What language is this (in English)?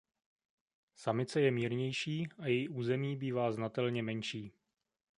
Czech